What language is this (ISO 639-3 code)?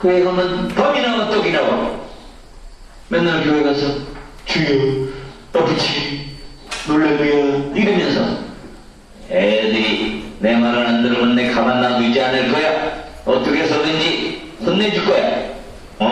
kor